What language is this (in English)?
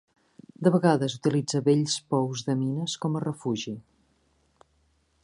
Catalan